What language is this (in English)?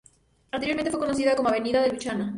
Spanish